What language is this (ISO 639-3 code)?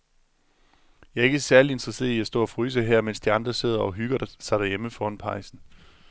dan